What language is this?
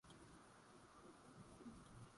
Swahili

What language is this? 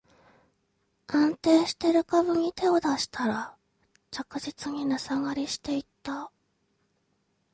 Japanese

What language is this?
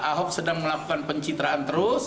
Indonesian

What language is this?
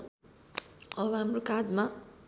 Nepali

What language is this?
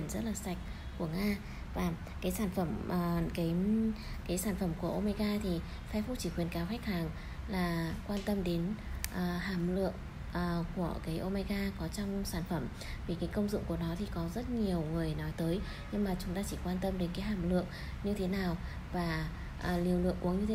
Vietnamese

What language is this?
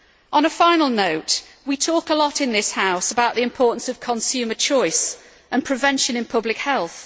English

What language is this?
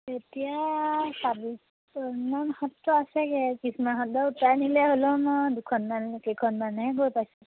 Assamese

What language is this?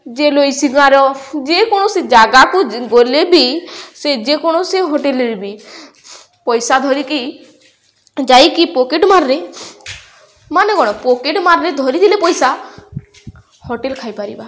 Odia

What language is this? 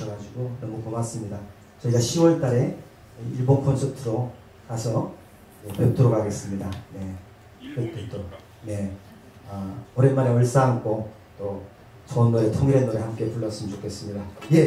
Korean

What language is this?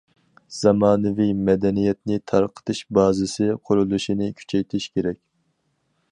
Uyghur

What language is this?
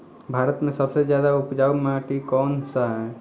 Bhojpuri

